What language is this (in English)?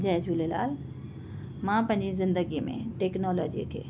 Sindhi